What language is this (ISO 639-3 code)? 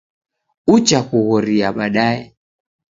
dav